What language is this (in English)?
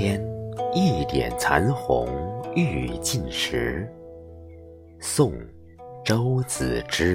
Chinese